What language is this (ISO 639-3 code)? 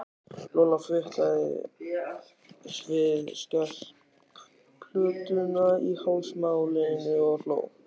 isl